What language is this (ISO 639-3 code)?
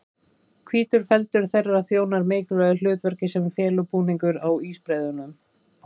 isl